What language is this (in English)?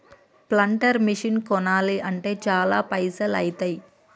Telugu